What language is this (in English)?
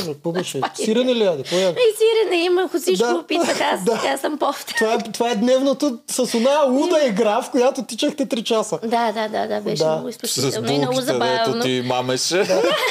Bulgarian